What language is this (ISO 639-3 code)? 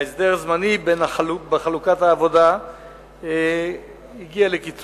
heb